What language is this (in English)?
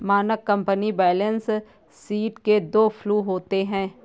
Hindi